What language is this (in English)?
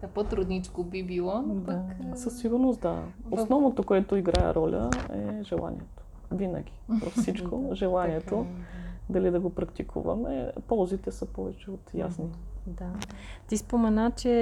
Bulgarian